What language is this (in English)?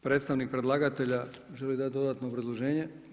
Croatian